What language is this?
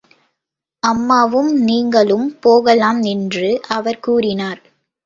Tamil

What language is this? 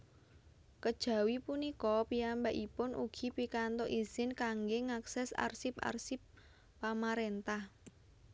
Javanese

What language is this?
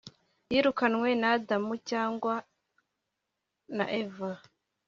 Kinyarwanda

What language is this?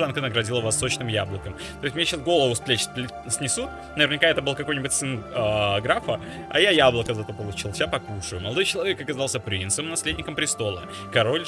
Russian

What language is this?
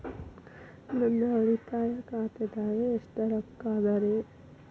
Kannada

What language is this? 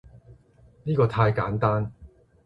Cantonese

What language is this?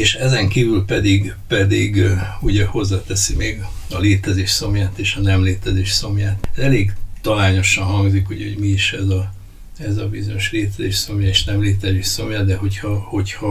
Hungarian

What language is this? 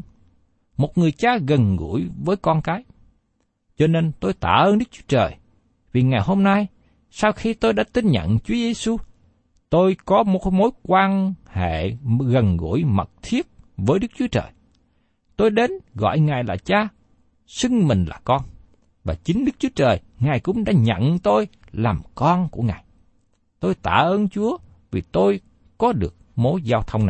Vietnamese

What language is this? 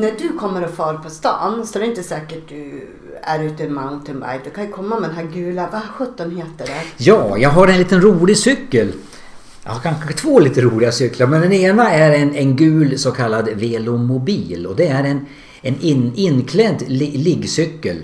Swedish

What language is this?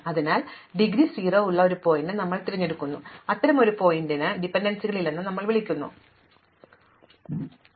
Malayalam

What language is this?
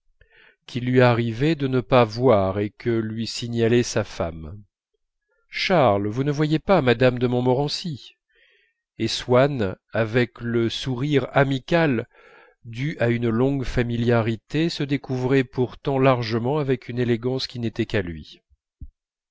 French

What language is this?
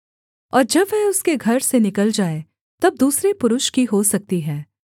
Hindi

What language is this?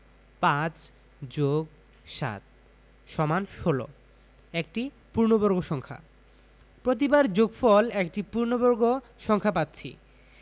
Bangla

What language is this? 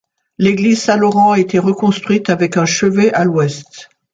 French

